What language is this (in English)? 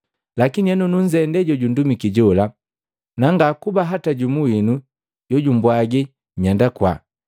Matengo